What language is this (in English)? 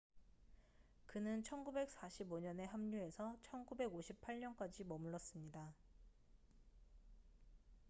Korean